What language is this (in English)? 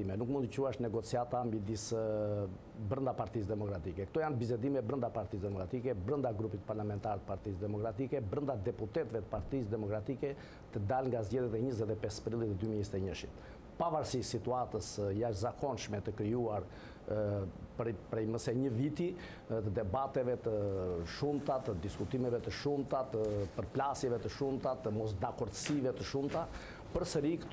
Romanian